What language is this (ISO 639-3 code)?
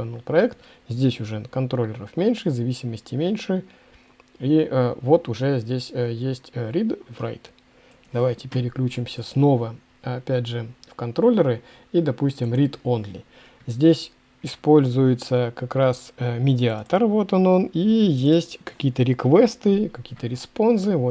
rus